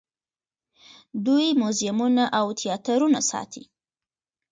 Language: Pashto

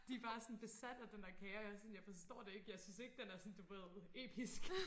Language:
Danish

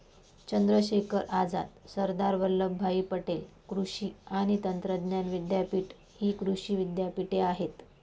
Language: Marathi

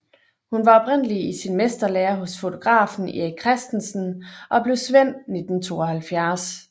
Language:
Danish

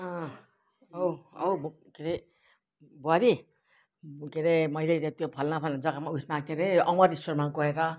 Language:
Nepali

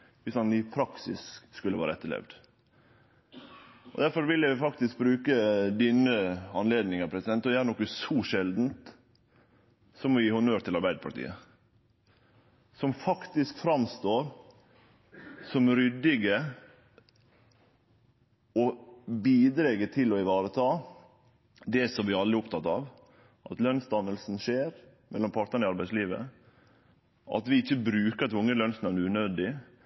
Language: Norwegian Nynorsk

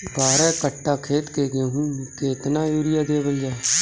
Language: Bhojpuri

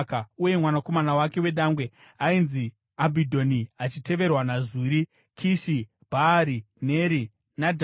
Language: Shona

